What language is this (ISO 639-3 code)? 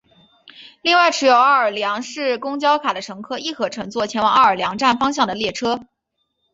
zho